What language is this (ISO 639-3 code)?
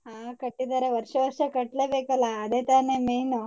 kan